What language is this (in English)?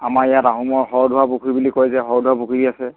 Assamese